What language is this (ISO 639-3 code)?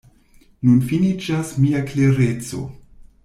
epo